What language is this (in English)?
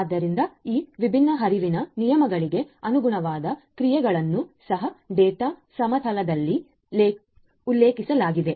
Kannada